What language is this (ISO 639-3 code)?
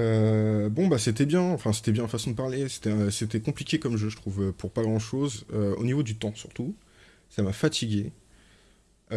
fra